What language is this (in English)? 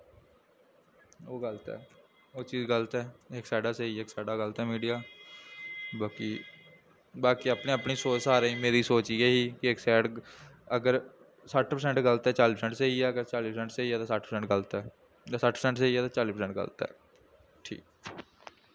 Dogri